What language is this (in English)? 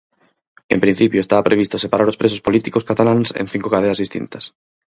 Galician